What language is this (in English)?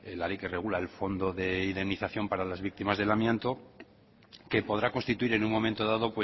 Spanish